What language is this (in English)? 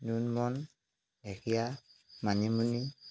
Assamese